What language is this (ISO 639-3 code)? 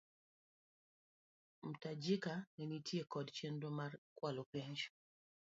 luo